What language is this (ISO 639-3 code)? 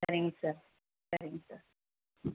tam